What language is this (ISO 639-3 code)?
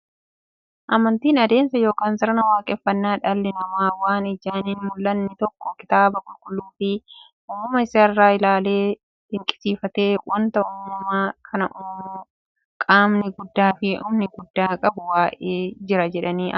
orm